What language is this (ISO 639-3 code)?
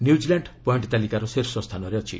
ori